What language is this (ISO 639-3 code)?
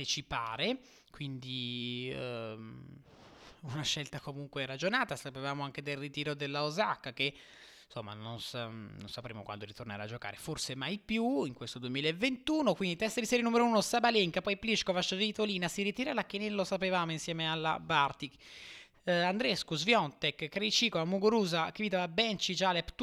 ita